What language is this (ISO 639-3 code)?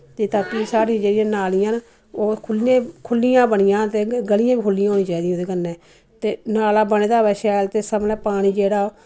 doi